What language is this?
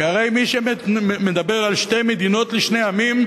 Hebrew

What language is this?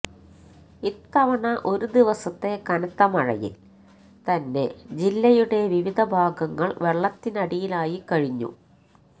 Malayalam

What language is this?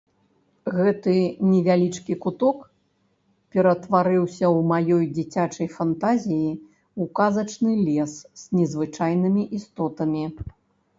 Belarusian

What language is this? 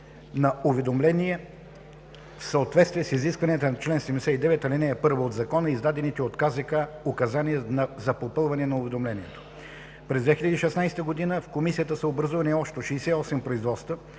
Bulgarian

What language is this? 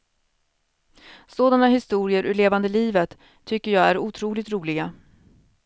Swedish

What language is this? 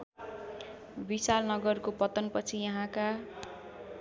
Nepali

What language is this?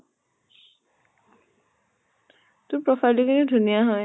Assamese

